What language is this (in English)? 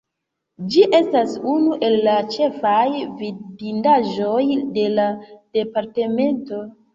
Esperanto